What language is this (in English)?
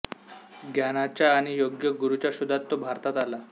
Marathi